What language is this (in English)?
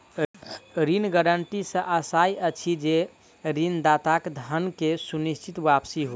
Maithili